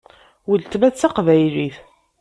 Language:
Kabyle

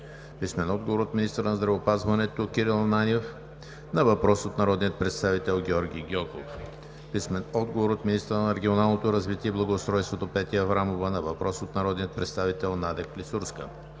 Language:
Bulgarian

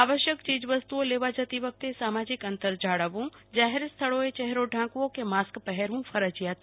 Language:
Gujarati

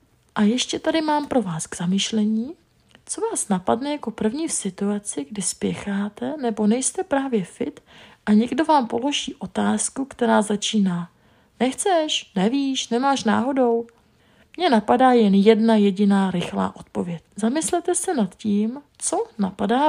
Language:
Czech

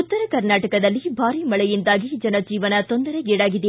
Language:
Kannada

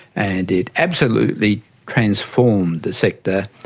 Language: English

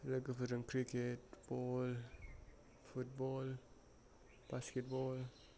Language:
Bodo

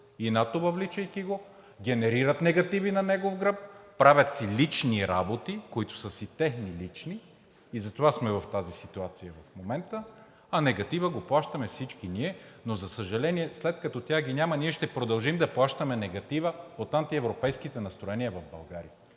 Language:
Bulgarian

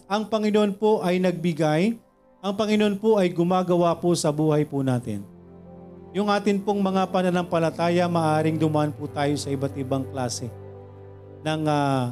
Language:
Filipino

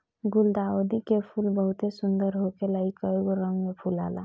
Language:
Bhojpuri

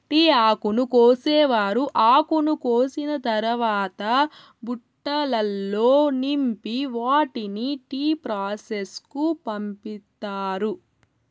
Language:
Telugu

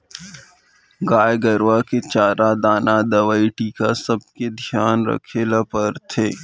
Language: Chhattisgarhi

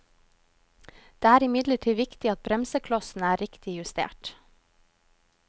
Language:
Norwegian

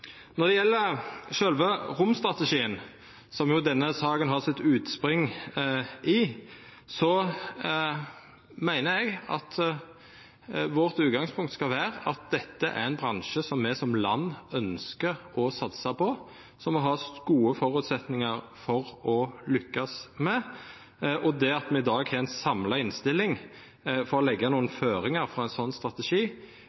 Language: Norwegian Nynorsk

